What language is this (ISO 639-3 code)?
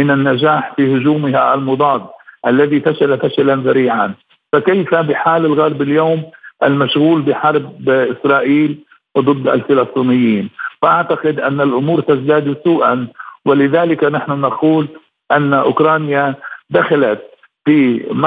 ara